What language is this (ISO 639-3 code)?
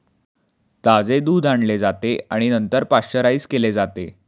mar